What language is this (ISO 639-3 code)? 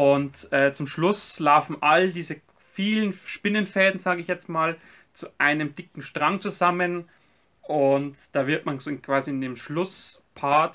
deu